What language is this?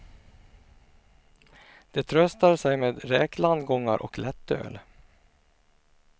Swedish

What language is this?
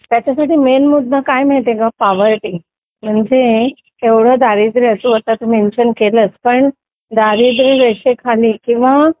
Marathi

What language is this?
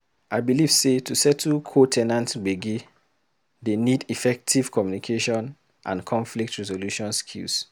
Nigerian Pidgin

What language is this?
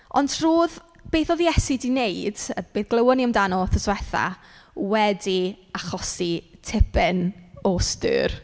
Welsh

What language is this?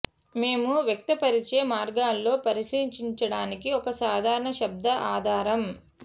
Telugu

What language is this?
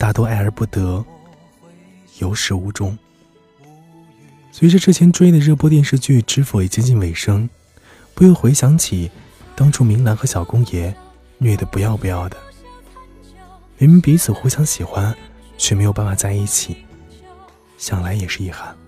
Chinese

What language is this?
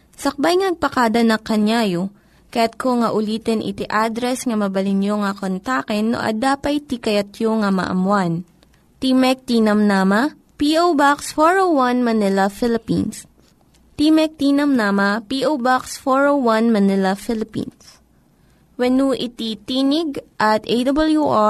Filipino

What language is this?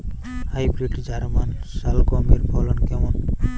Bangla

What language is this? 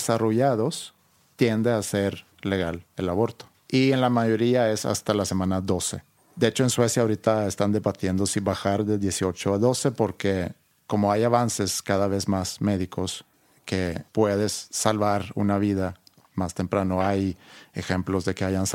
Spanish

